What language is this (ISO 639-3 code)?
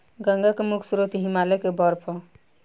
bho